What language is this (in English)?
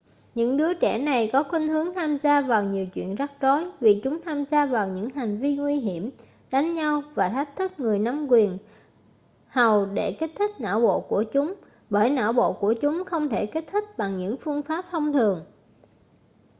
Vietnamese